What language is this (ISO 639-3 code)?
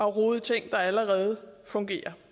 dan